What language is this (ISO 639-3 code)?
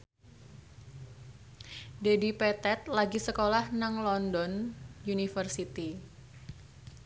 jav